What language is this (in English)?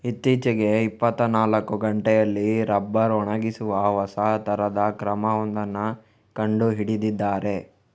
Kannada